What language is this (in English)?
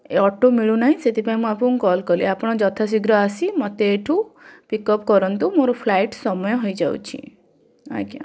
Odia